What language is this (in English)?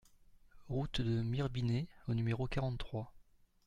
French